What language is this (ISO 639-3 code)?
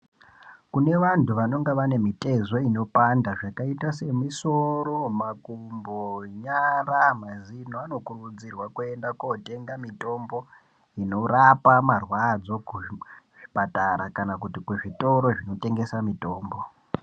ndc